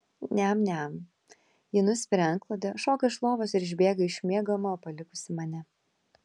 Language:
Lithuanian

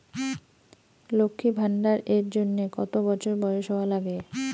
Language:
Bangla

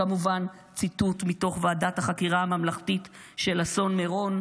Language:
Hebrew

